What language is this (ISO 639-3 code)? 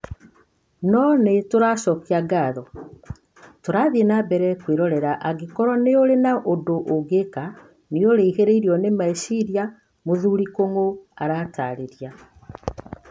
kik